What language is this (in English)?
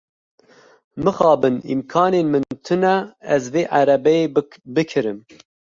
Kurdish